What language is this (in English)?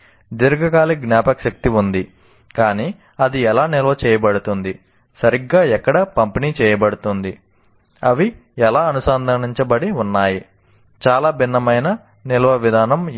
Telugu